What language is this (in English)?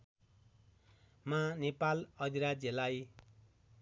Nepali